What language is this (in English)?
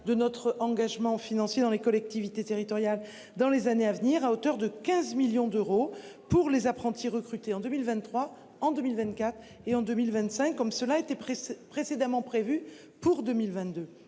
French